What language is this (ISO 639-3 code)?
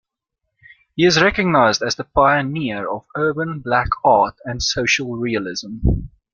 eng